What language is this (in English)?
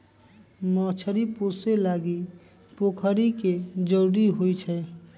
Magahi